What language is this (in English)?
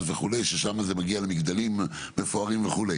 Hebrew